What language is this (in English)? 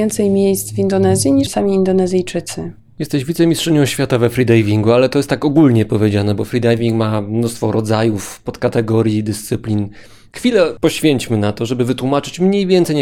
Polish